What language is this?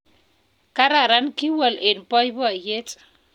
Kalenjin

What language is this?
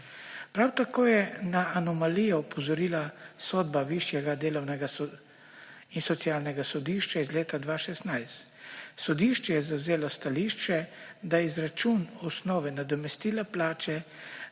Slovenian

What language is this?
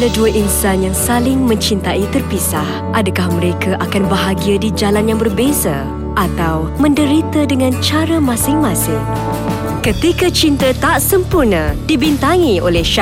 Malay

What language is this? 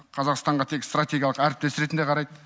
Kazakh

